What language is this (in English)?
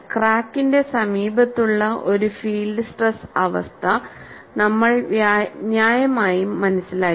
Malayalam